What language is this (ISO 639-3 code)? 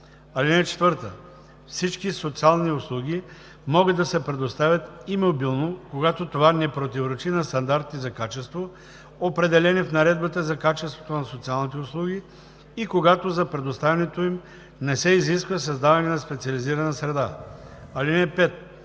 bul